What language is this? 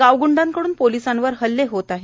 Marathi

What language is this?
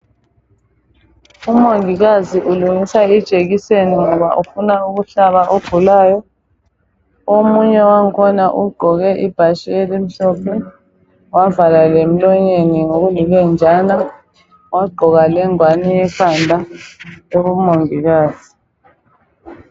North Ndebele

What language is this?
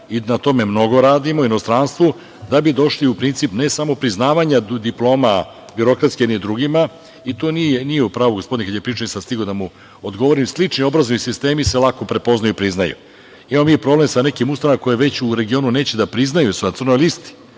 Serbian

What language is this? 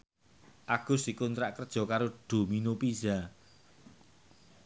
Javanese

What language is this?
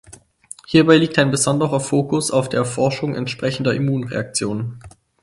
German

